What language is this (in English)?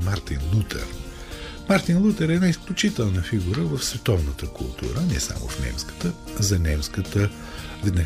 Bulgarian